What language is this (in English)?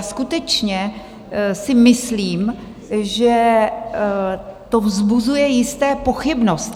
Czech